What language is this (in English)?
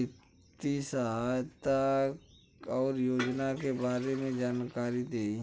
Bhojpuri